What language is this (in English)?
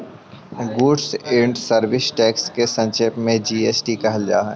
Magahi